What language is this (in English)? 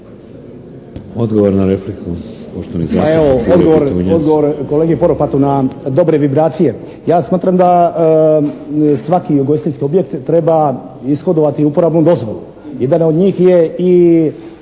Croatian